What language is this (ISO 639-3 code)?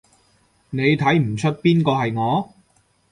yue